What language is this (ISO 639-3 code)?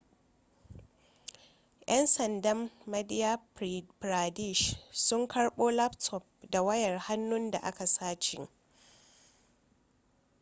hau